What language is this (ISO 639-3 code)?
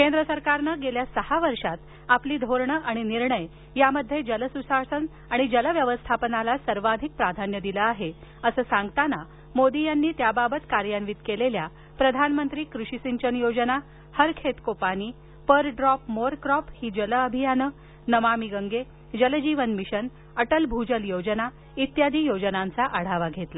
mar